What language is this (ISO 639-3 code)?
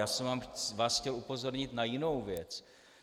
ces